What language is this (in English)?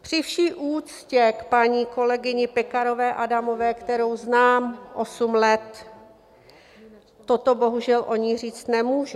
Czech